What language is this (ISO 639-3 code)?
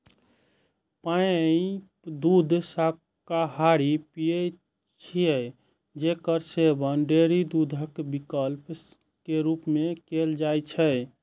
mai